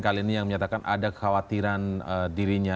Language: Indonesian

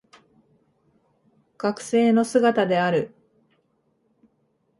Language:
Japanese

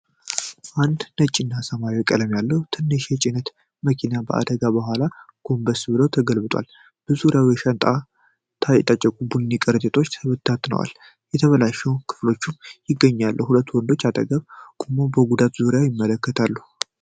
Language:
Amharic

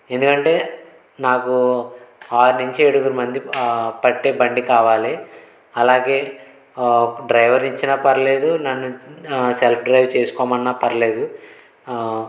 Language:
Telugu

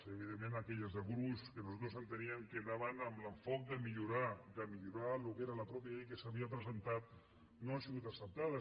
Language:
Catalan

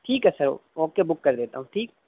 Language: Urdu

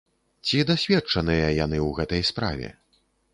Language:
Belarusian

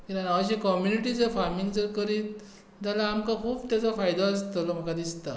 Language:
Konkani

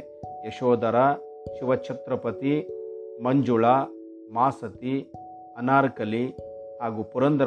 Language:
Kannada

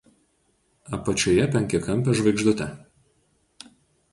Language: Lithuanian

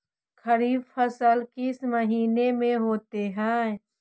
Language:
Magahi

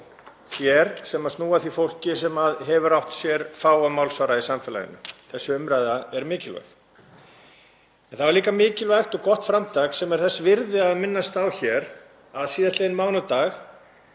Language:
Icelandic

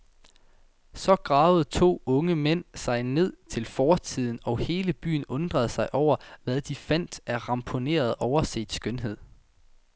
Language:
Danish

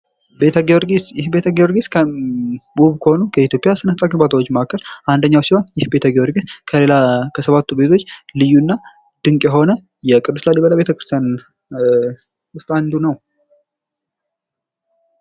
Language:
Amharic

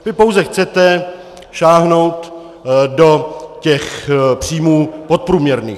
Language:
Czech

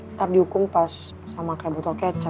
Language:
Indonesian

